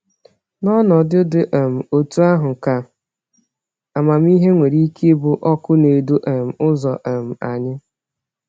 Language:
Igbo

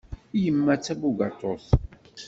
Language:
Kabyle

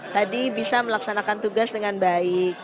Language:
Indonesian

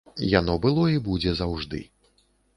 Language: Belarusian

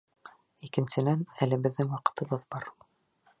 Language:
Bashkir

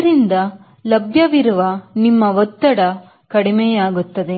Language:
Kannada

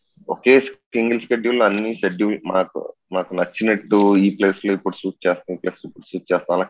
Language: Telugu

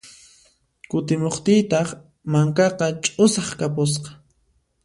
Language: Puno Quechua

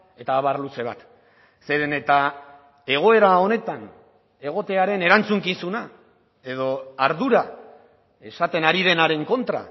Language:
Basque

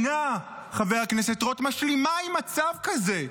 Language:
Hebrew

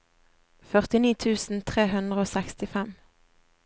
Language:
Norwegian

